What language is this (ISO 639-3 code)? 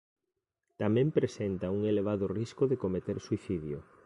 glg